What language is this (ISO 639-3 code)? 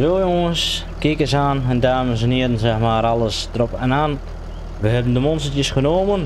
nld